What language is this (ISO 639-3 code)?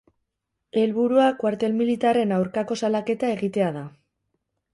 eus